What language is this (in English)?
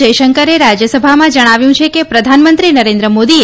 Gujarati